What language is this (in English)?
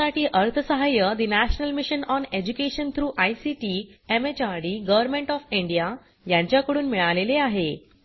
Marathi